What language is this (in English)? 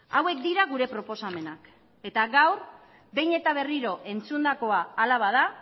Basque